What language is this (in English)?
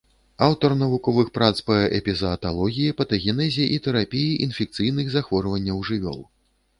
Belarusian